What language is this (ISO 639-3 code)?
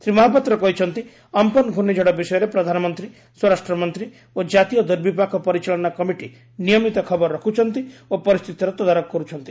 ori